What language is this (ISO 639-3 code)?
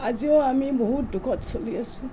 asm